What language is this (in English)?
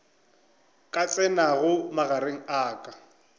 Northern Sotho